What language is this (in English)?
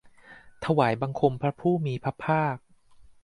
Thai